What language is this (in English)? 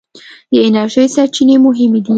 Pashto